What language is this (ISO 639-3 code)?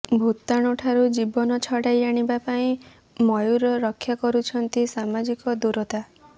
ori